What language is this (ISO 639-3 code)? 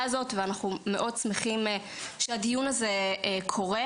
heb